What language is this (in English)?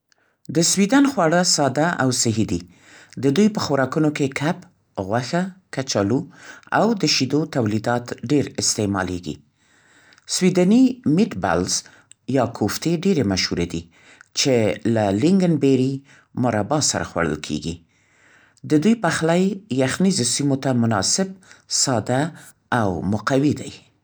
Central Pashto